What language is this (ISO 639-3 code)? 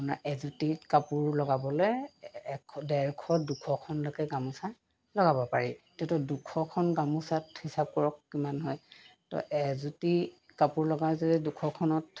asm